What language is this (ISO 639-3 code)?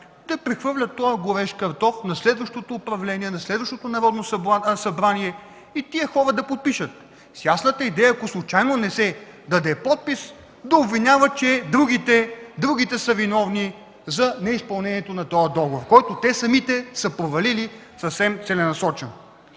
bul